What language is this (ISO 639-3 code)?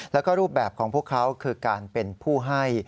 tha